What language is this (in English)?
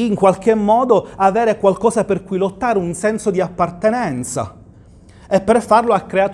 Italian